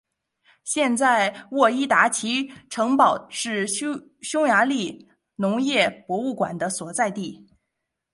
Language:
Chinese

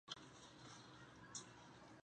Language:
Chinese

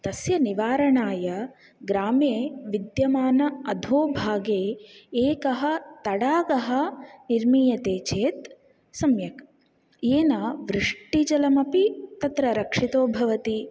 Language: Sanskrit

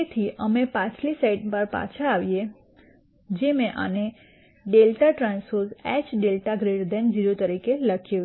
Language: Gujarati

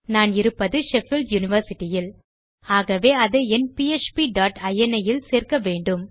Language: Tamil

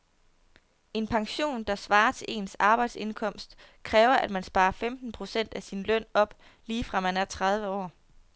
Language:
Danish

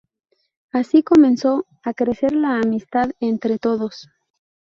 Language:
Spanish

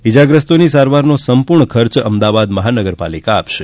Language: Gujarati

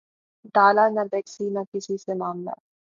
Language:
Urdu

